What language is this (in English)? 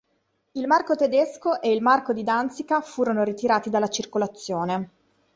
Italian